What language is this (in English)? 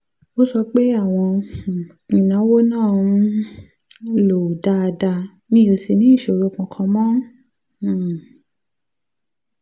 Yoruba